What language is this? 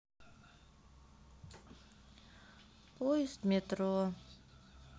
Russian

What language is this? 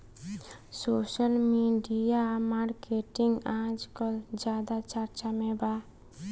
Bhojpuri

